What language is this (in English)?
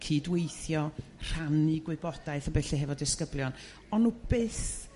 Welsh